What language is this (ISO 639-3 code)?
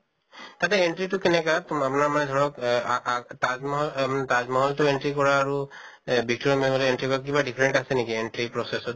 asm